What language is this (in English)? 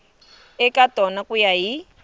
Tsonga